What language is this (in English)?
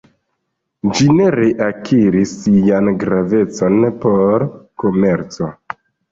Esperanto